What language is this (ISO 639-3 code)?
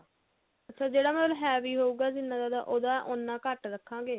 pan